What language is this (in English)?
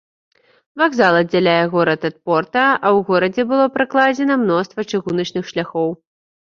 Belarusian